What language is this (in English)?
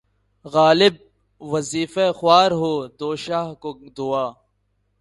Urdu